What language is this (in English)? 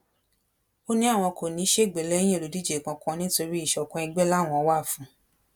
Yoruba